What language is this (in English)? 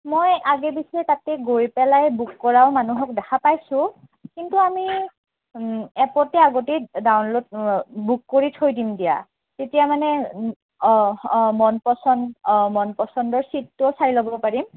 Assamese